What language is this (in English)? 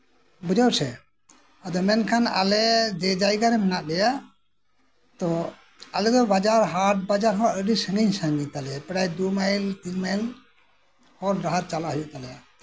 Santali